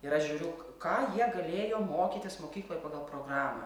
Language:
Lithuanian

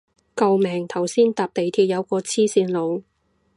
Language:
Cantonese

